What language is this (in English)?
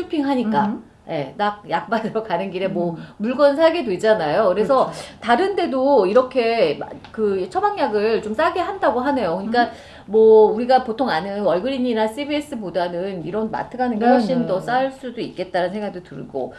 Korean